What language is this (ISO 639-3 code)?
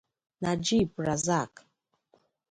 ibo